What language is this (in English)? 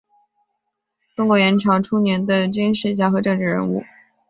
Chinese